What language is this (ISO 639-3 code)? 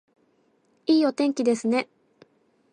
jpn